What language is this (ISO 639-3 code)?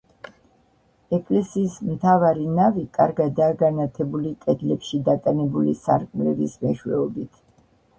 kat